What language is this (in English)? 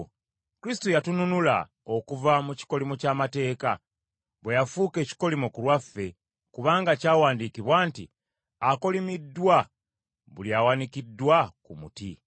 Ganda